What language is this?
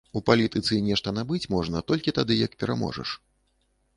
Belarusian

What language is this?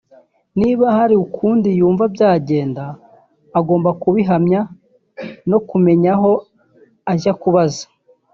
Kinyarwanda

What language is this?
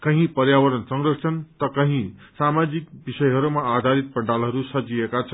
Nepali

